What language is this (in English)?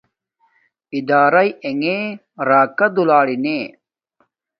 Domaaki